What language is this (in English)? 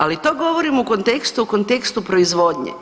Croatian